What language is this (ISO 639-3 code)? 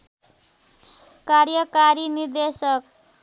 nep